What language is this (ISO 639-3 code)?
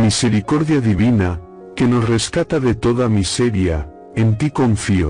spa